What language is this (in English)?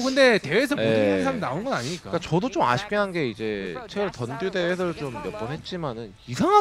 Korean